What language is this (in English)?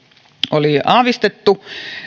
Finnish